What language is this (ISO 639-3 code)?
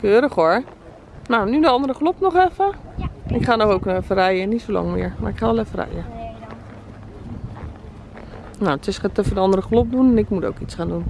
nld